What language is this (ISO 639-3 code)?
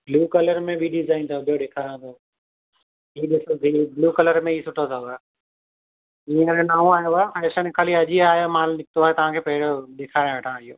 snd